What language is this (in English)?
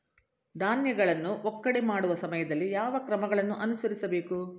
Kannada